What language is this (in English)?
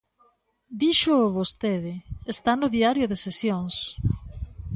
Galician